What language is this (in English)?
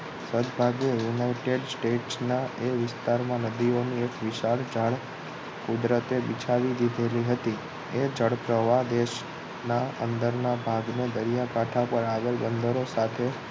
Gujarati